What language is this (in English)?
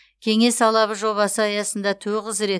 Kazakh